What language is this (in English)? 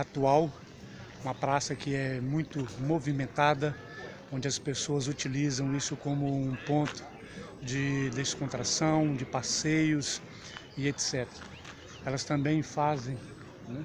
Portuguese